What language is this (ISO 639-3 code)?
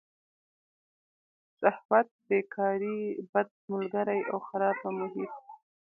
pus